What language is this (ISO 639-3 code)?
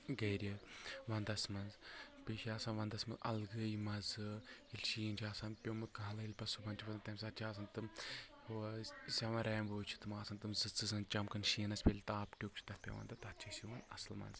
kas